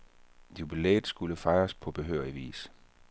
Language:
Danish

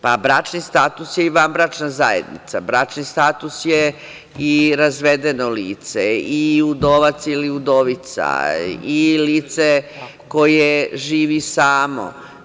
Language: Serbian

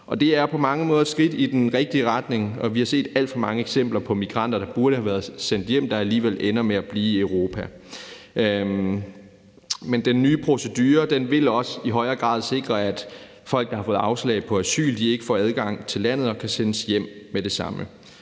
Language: Danish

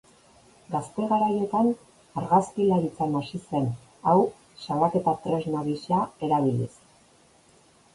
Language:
Basque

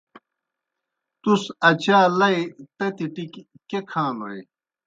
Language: Kohistani Shina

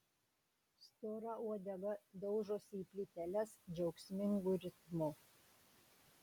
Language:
Lithuanian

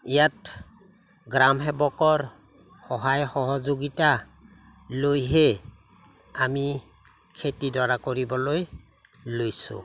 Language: Assamese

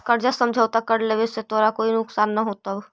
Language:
Magahi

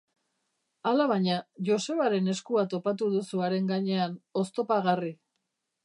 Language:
Basque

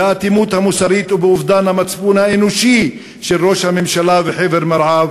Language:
Hebrew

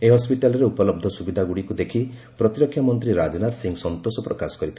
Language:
Odia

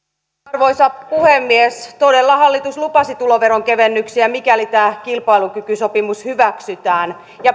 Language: Finnish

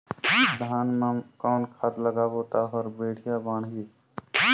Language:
Chhattisgarhi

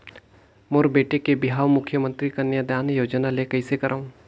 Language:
Chhattisgarhi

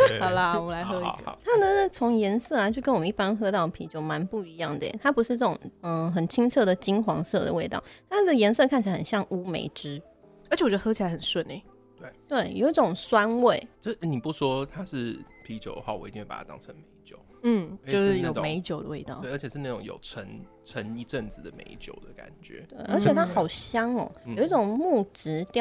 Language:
Chinese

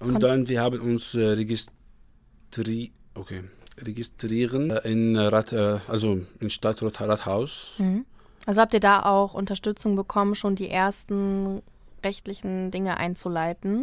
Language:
German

